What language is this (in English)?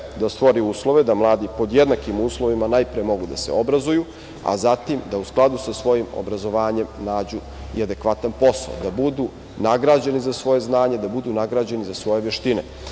Serbian